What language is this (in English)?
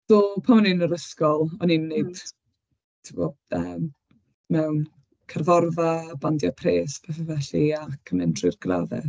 Welsh